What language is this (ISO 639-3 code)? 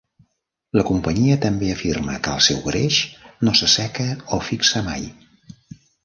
cat